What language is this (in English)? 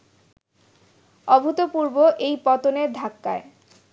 Bangla